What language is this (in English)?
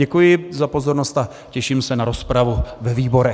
Czech